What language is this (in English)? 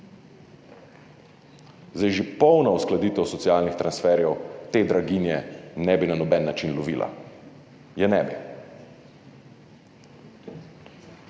Slovenian